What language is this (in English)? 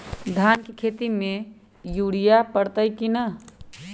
Magahi